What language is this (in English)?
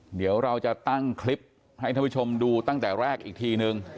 Thai